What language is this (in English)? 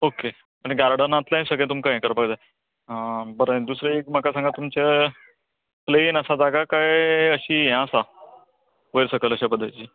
Konkani